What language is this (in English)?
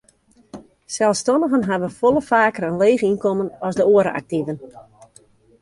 Western Frisian